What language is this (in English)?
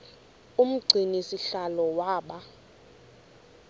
Xhosa